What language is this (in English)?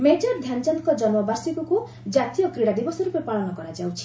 Odia